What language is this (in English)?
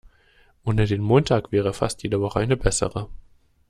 German